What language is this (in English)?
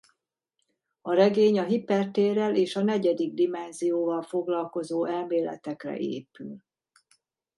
Hungarian